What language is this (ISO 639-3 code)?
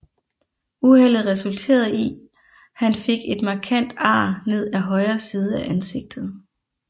dan